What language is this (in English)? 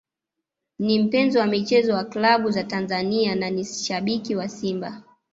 Swahili